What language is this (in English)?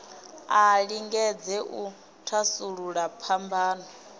Venda